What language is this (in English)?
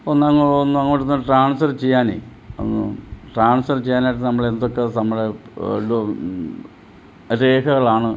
Malayalam